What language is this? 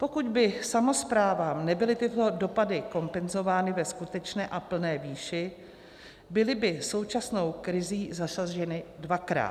Czech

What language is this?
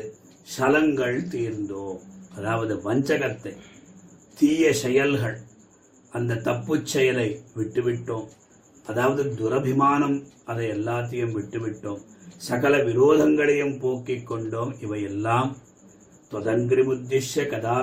Tamil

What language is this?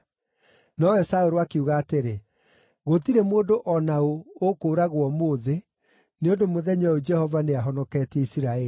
Kikuyu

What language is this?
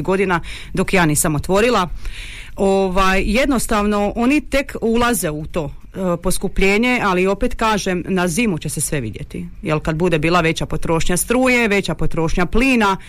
Croatian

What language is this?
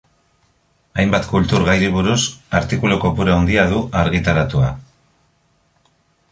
Basque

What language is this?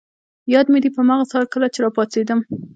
Pashto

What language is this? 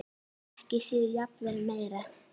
Icelandic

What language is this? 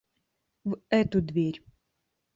Russian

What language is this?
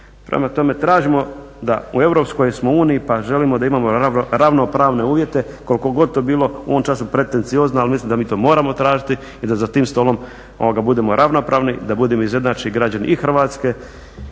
Croatian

